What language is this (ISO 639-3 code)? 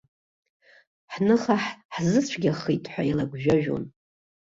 abk